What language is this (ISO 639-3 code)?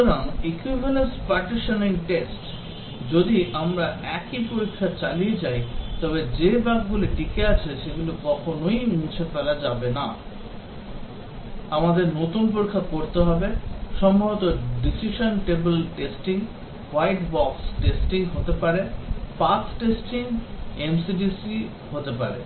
ben